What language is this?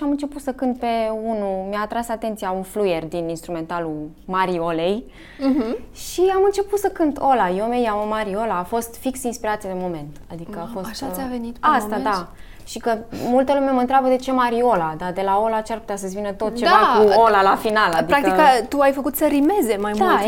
Romanian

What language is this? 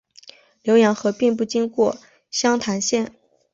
Chinese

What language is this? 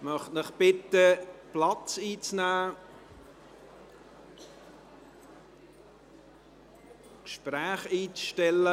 Swiss German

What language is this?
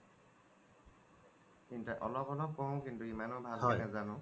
Assamese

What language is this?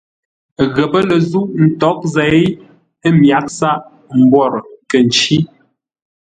Ngombale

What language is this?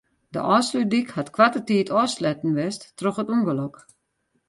Western Frisian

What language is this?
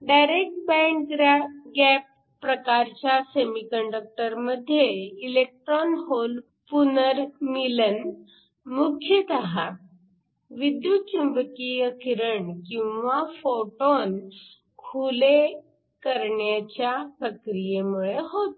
Marathi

